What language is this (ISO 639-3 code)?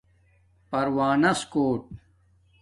dmk